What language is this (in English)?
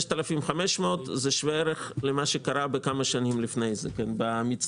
Hebrew